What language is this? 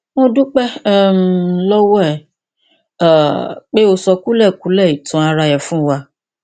Yoruba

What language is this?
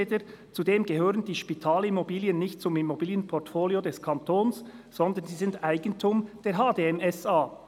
Swiss German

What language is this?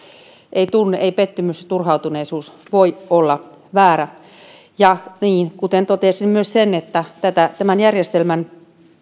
Finnish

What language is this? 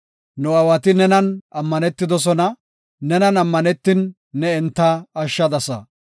Gofa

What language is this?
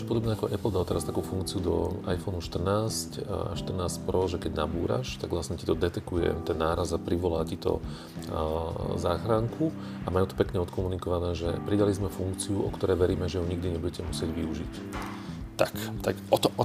Slovak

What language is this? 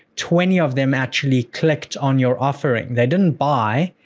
English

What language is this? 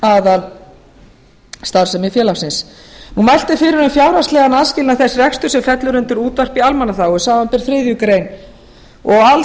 Icelandic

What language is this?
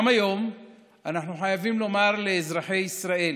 Hebrew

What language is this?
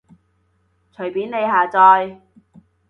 Cantonese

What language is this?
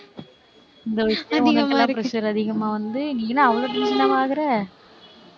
Tamil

